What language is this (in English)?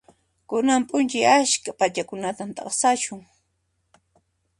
Puno Quechua